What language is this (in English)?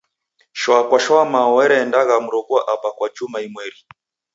Taita